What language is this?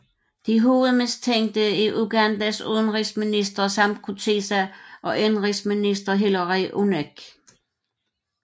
Danish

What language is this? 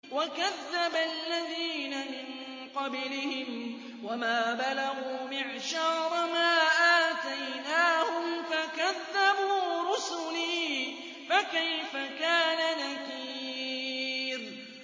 Arabic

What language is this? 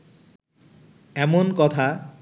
Bangla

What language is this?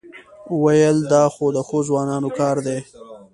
Pashto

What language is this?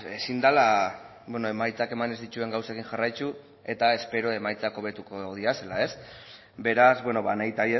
Basque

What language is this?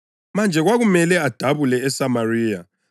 North Ndebele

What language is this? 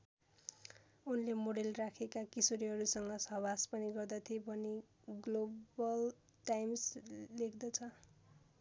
Nepali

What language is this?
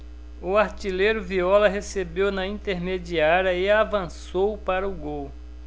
Portuguese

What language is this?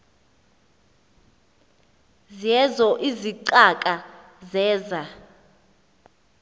Xhosa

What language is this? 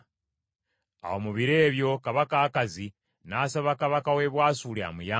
Ganda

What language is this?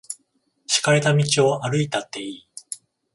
Japanese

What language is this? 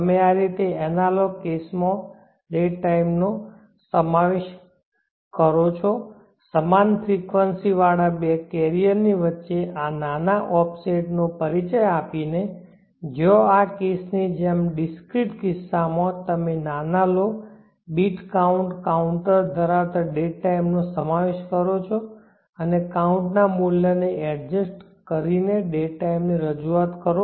Gujarati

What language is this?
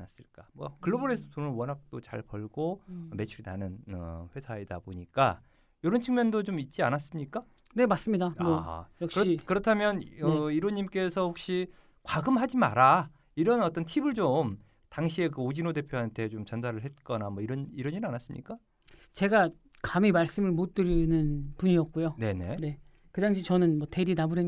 Korean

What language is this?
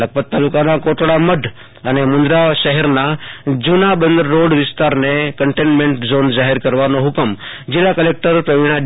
Gujarati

